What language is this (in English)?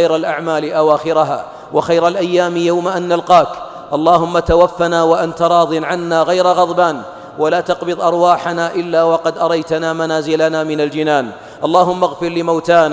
Arabic